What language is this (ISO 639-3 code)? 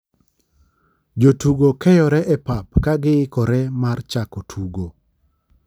luo